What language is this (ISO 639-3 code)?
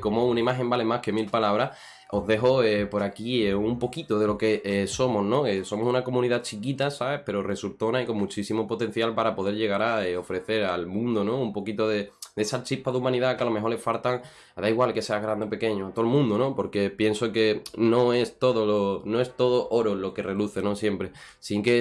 spa